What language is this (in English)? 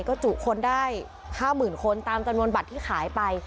Thai